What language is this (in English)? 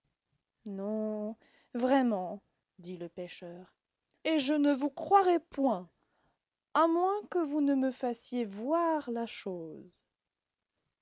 French